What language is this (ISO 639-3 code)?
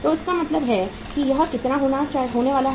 hin